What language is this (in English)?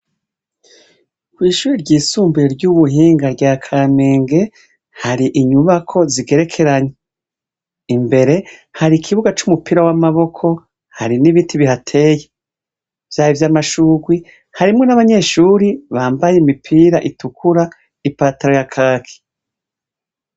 Rundi